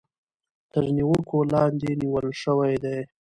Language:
Pashto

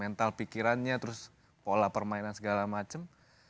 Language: Indonesian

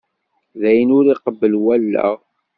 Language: Kabyle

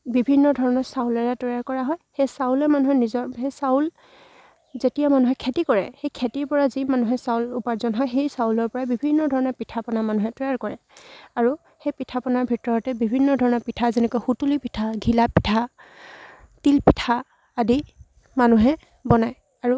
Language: Assamese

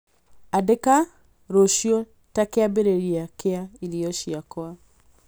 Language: Kikuyu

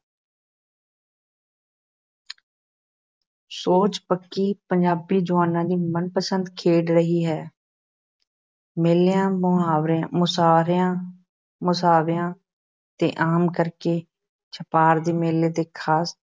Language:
Punjabi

